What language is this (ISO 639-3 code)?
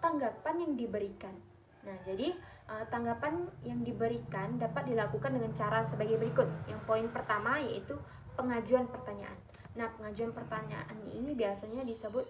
ind